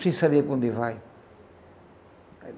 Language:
Portuguese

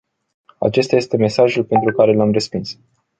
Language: Romanian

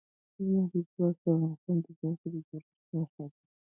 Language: Pashto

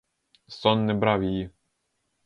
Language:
Ukrainian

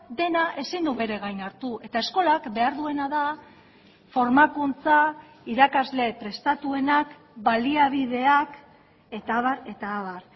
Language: Basque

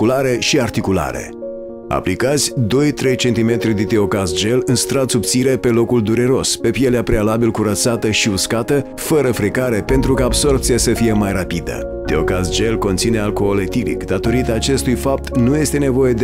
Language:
Romanian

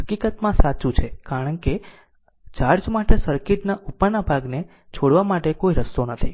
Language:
Gujarati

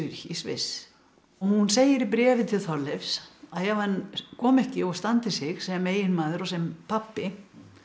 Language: Icelandic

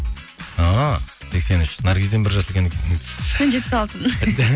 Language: Kazakh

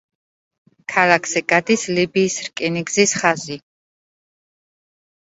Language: Georgian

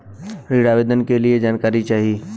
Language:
Bhojpuri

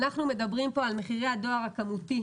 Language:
Hebrew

